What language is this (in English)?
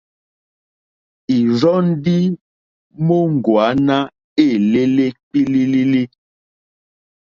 Mokpwe